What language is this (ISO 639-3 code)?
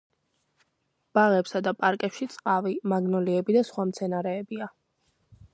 kat